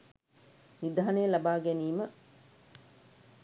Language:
Sinhala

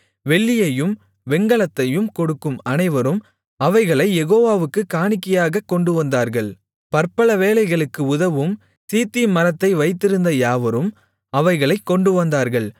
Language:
Tamil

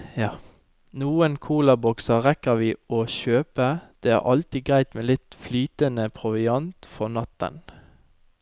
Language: Norwegian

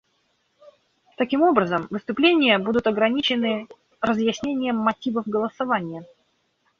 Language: Russian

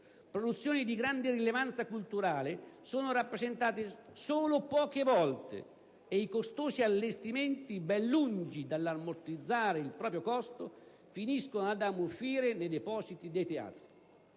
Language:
Italian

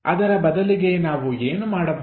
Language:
Kannada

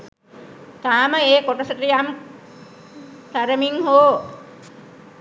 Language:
Sinhala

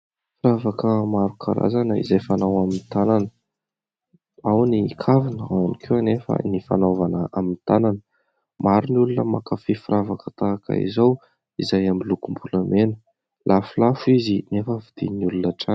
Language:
Malagasy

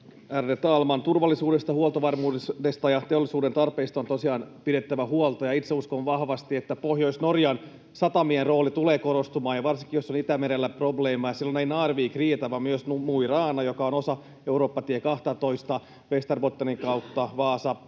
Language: Finnish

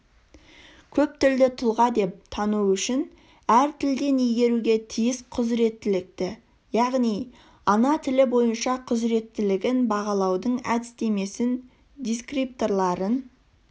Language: Kazakh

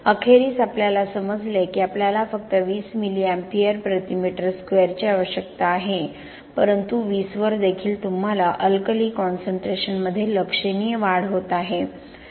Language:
Marathi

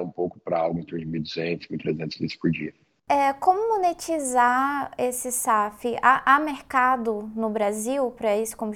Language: Portuguese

